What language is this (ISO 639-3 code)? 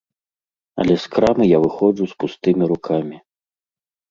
bel